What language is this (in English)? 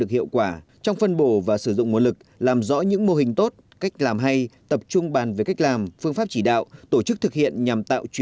Vietnamese